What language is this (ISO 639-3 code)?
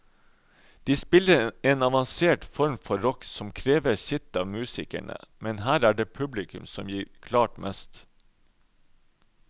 nor